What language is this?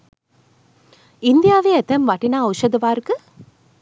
Sinhala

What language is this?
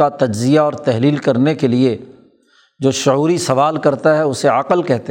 Urdu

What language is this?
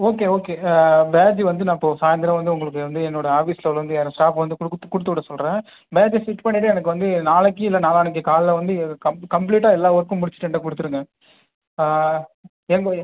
Tamil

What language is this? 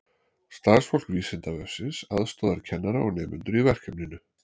Icelandic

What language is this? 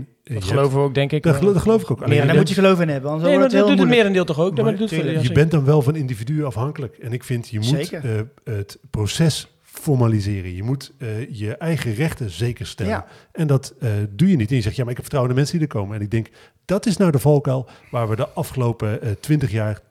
Dutch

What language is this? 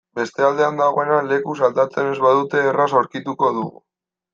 Basque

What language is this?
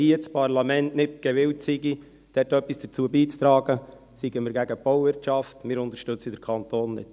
Swiss German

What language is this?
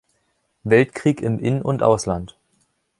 German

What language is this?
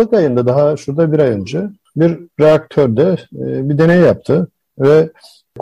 Turkish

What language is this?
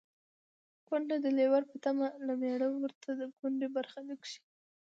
Pashto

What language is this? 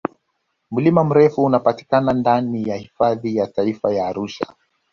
Swahili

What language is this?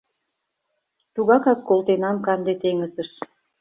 Mari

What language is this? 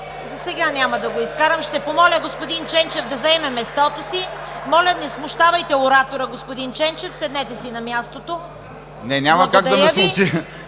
Bulgarian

